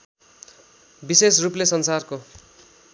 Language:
Nepali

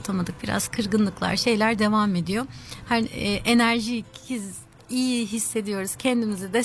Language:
Turkish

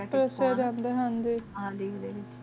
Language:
Punjabi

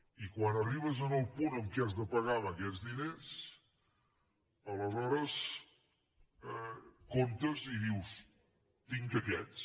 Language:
Catalan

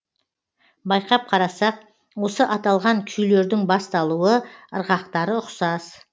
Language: Kazakh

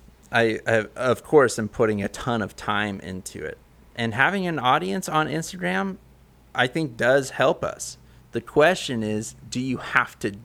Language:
English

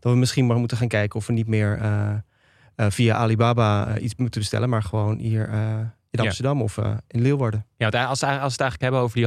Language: Dutch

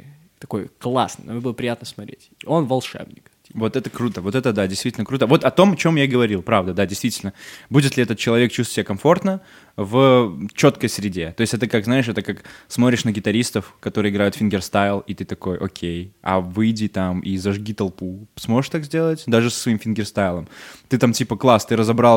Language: Russian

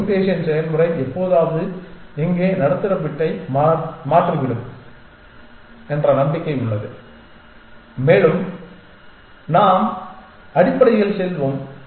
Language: Tamil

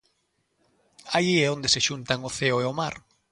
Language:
Galician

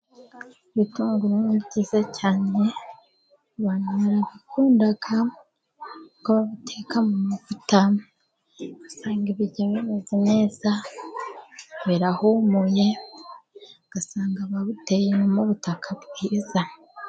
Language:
Kinyarwanda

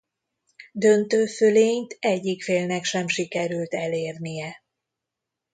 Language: Hungarian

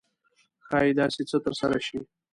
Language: Pashto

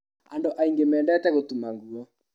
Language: Kikuyu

